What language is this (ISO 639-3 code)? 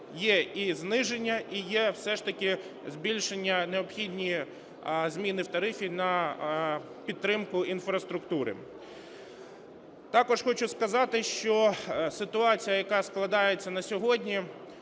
ukr